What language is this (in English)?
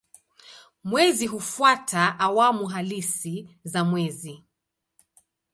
Swahili